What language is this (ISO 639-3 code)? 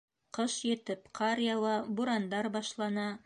bak